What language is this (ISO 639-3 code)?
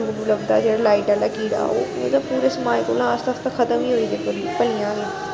doi